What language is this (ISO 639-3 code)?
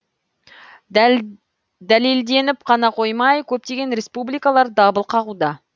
kaz